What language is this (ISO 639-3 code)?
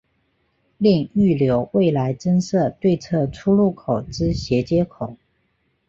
zho